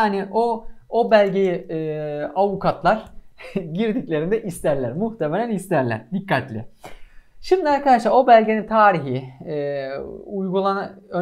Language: Turkish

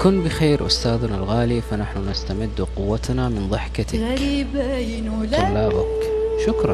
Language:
Arabic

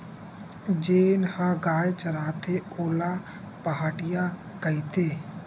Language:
Chhattisgarhi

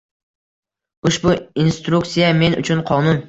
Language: Uzbek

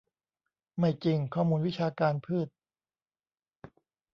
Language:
Thai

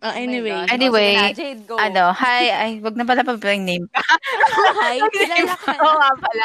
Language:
Filipino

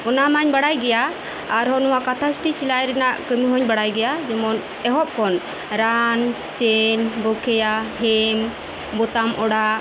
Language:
Santali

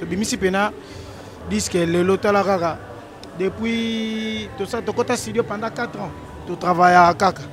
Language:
French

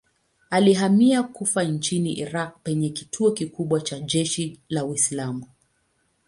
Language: Swahili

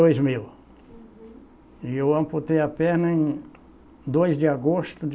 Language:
Portuguese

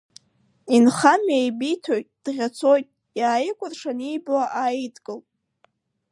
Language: Abkhazian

